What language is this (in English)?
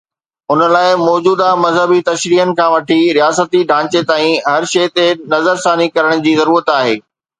Sindhi